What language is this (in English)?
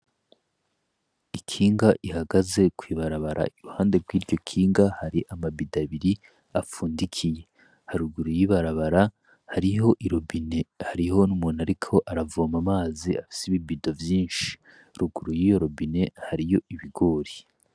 Rundi